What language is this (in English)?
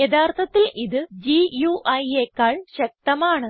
Malayalam